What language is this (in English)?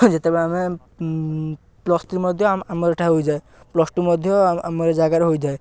Odia